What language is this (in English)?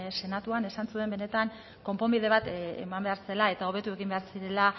Basque